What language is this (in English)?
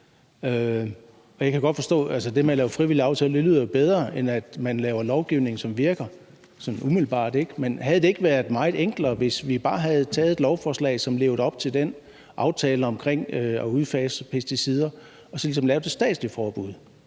Danish